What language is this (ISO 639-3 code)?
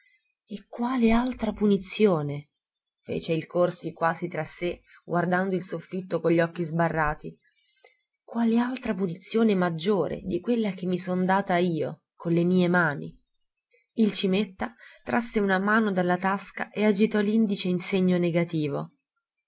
ita